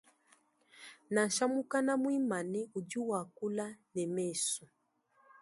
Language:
Luba-Lulua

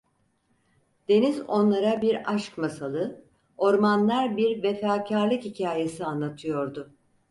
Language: Turkish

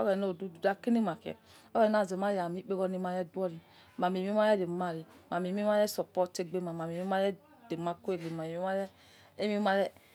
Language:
Yekhee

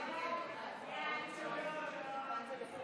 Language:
Hebrew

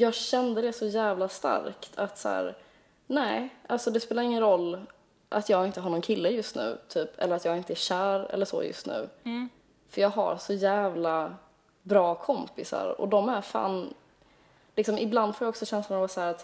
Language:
Swedish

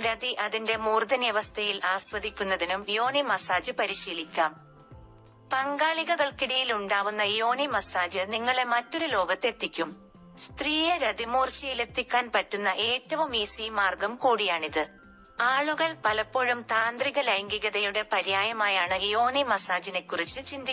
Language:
Malayalam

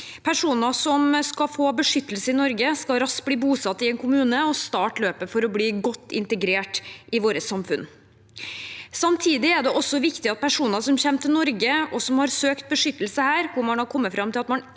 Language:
Norwegian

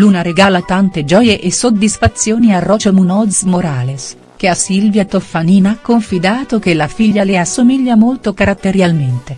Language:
Italian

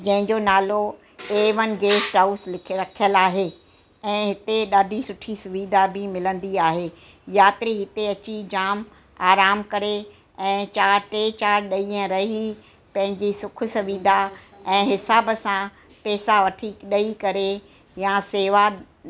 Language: Sindhi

